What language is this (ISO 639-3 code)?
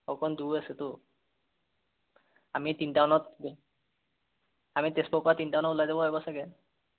asm